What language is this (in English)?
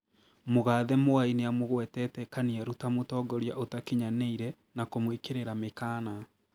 Kikuyu